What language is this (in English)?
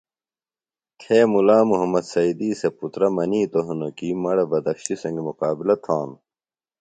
Phalura